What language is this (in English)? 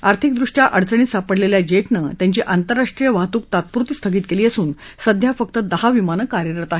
Marathi